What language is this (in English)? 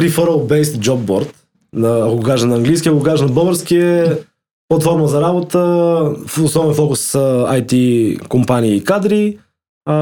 Bulgarian